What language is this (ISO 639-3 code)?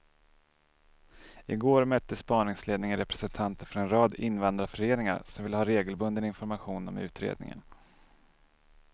swe